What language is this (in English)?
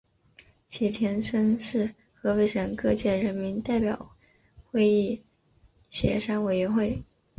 Chinese